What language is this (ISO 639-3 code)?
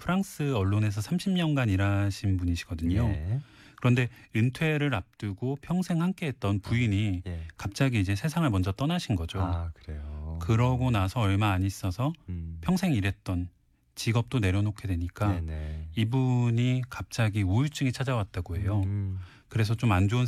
kor